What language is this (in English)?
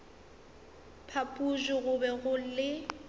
Northern Sotho